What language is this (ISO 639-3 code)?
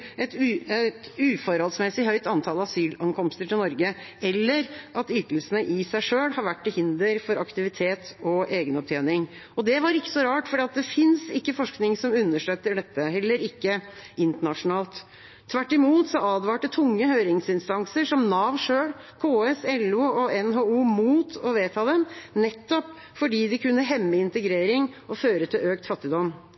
nob